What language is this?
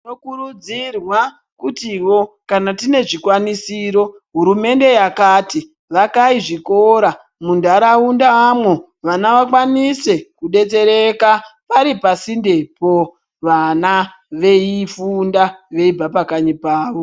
Ndau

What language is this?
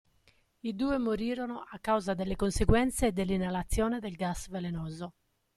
Italian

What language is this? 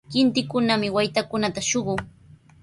Sihuas Ancash Quechua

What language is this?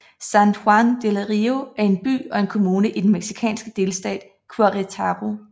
Danish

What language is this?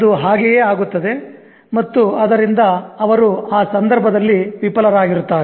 Kannada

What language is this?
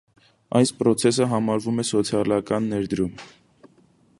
Armenian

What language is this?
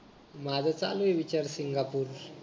Marathi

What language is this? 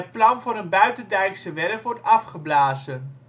Dutch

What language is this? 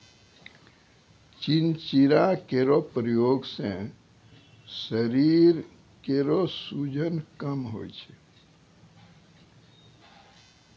Maithili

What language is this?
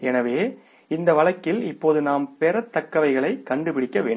Tamil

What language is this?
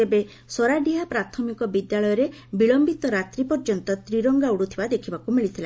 Odia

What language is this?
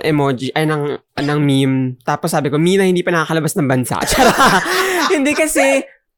Filipino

